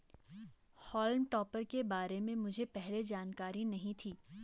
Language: Hindi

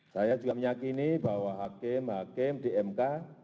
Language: Indonesian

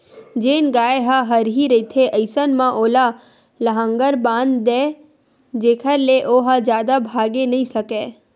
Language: Chhattisgarhi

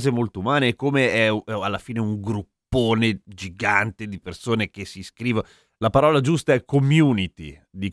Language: Italian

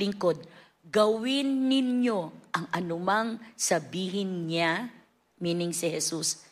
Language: Filipino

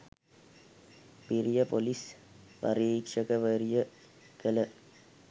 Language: Sinhala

